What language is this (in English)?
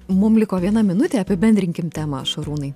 Lithuanian